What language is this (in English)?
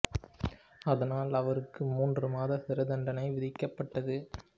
Tamil